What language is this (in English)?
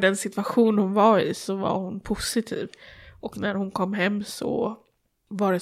Swedish